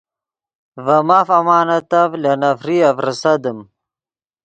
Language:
Yidgha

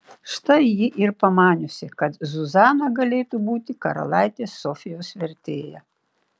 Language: Lithuanian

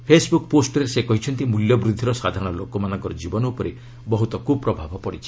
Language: Odia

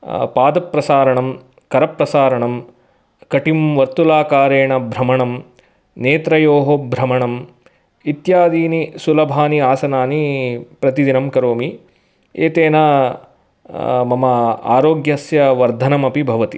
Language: Sanskrit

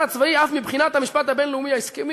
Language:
Hebrew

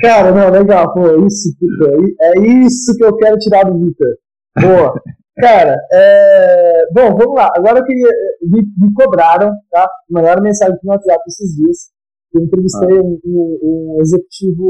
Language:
Portuguese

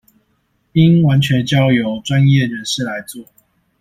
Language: Chinese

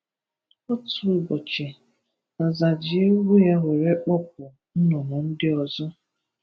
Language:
Igbo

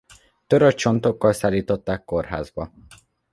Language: Hungarian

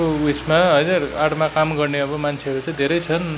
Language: Nepali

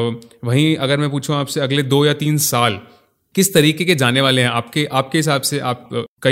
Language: Hindi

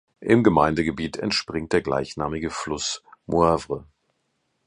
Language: German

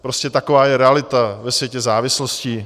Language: Czech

